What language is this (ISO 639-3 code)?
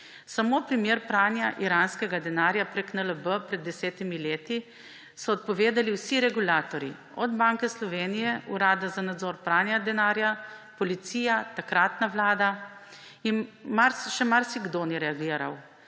slv